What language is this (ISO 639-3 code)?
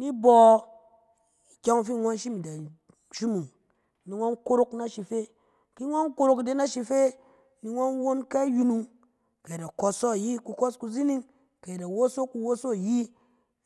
cen